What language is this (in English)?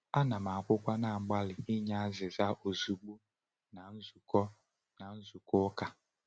Igbo